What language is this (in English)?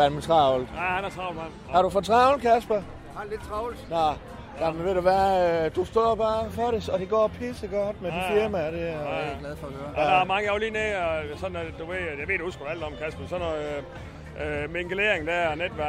Danish